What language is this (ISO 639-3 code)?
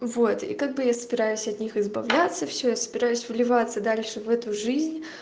rus